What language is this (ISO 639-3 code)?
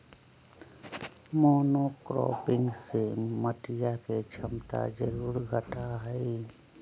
mag